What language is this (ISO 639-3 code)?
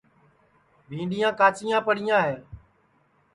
ssi